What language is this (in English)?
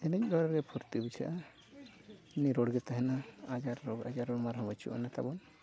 Santali